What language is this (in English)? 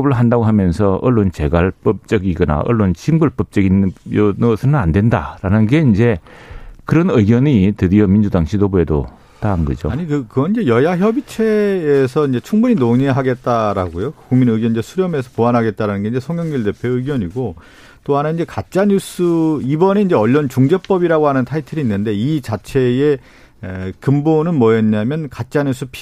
Korean